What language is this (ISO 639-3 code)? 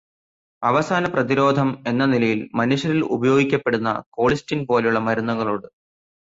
mal